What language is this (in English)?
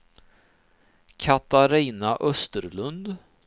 Swedish